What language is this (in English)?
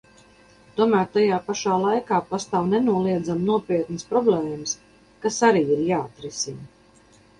Latvian